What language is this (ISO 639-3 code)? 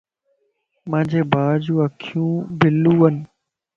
lss